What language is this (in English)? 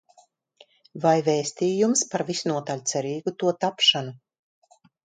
Latvian